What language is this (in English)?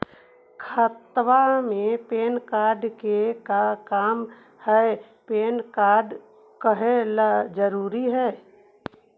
Magahi